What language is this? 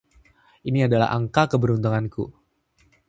Indonesian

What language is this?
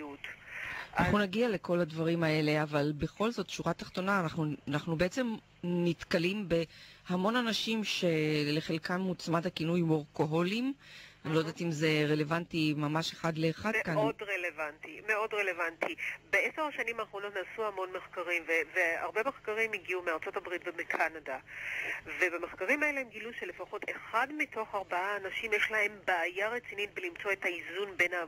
Hebrew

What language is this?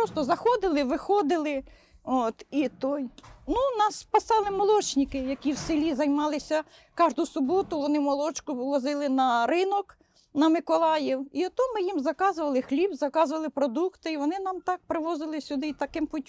Ukrainian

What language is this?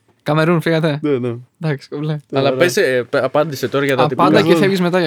Greek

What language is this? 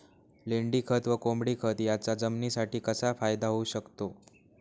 Marathi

